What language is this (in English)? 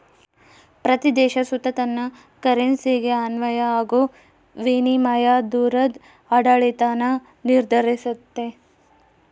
Kannada